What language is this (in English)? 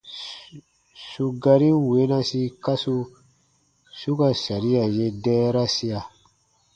Baatonum